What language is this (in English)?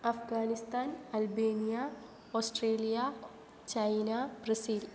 Sanskrit